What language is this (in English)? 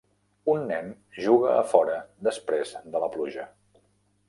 Catalan